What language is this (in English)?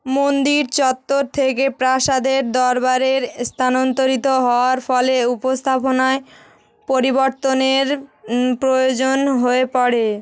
Bangla